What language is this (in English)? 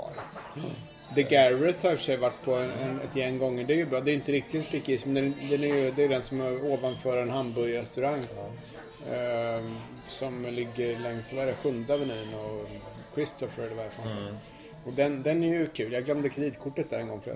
Swedish